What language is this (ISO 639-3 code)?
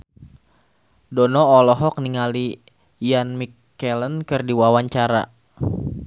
sun